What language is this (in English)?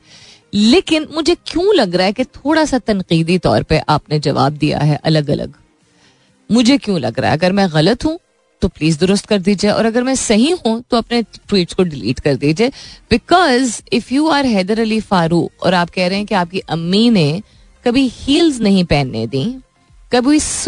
Hindi